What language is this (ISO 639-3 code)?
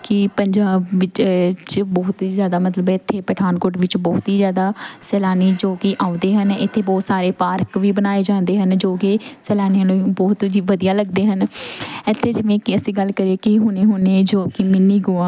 pan